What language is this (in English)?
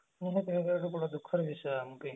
Odia